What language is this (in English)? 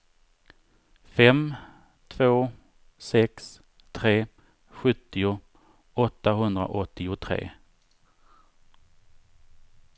Swedish